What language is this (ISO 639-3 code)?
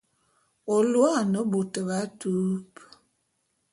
bum